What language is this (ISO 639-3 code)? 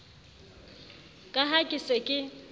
sot